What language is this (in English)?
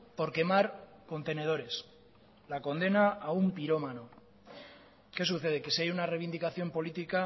Spanish